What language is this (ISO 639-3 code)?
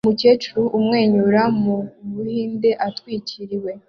kin